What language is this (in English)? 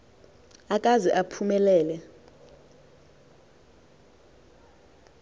Xhosa